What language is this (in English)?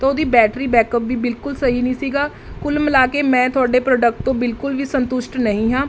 Punjabi